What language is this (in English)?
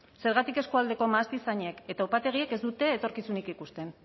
Basque